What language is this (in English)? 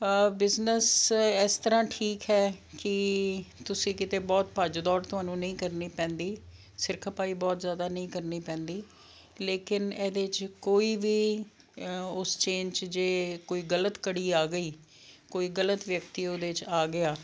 Punjabi